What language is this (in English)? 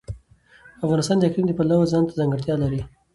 Pashto